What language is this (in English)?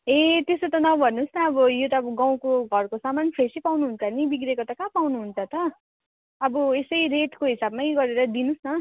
Nepali